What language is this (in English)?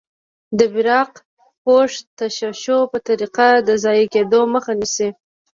Pashto